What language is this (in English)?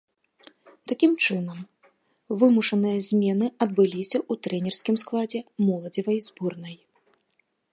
Belarusian